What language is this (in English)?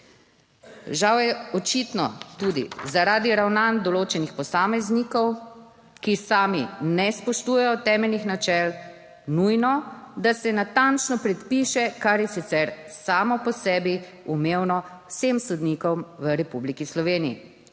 Slovenian